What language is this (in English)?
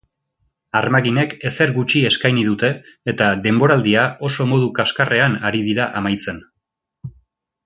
Basque